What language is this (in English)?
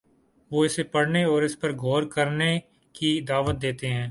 Urdu